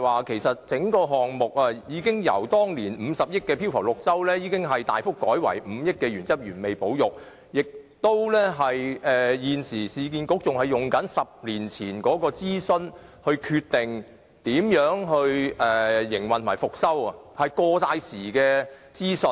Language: Cantonese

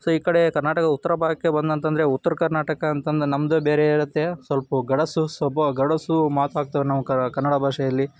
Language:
Kannada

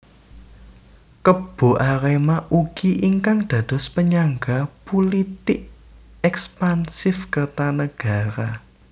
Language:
Javanese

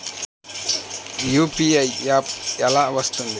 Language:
Telugu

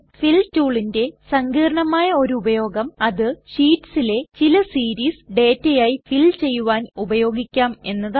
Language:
Malayalam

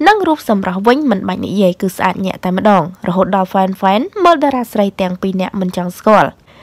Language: Thai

